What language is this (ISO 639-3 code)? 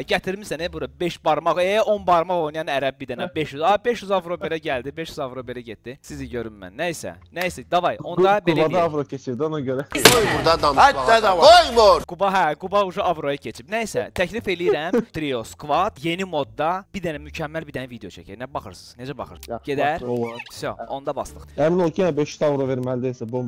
tur